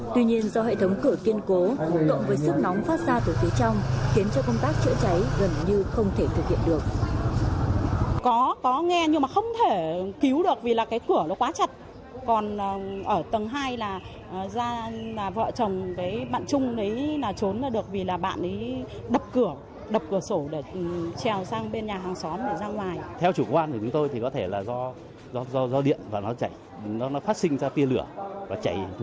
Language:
Vietnamese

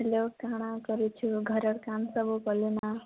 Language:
Odia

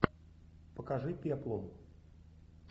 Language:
Russian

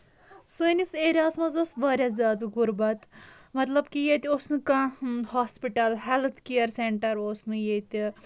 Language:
Kashmiri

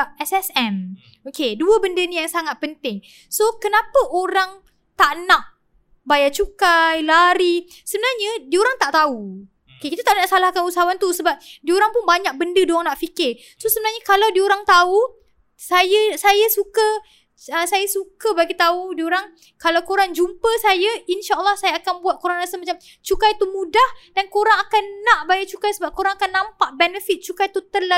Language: Malay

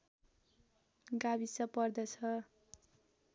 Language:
Nepali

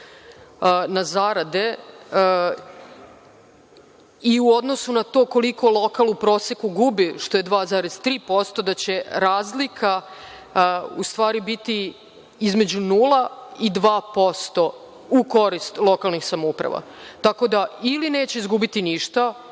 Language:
Serbian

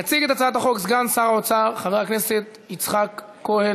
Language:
Hebrew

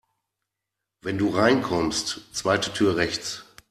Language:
German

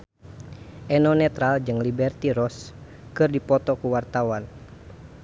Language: Sundanese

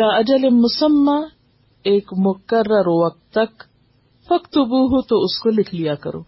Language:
Urdu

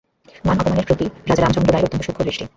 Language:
Bangla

